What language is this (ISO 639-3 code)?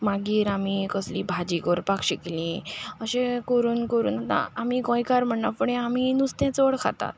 kok